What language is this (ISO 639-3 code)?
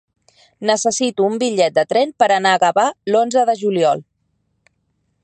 cat